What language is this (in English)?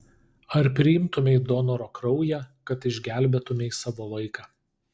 Lithuanian